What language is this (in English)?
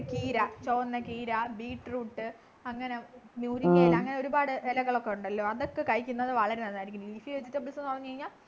Malayalam